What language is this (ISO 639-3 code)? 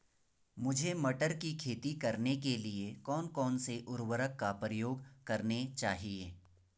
hin